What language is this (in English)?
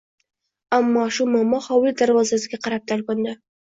Uzbek